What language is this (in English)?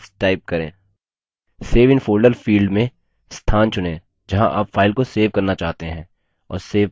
Hindi